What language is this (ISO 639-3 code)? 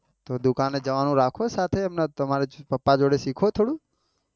guj